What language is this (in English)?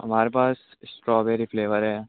Urdu